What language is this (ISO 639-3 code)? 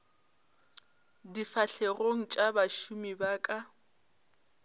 nso